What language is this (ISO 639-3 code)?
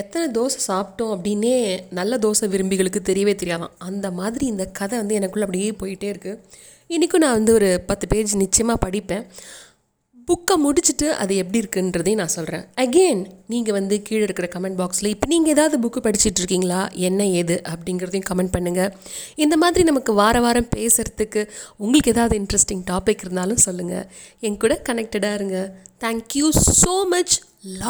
tam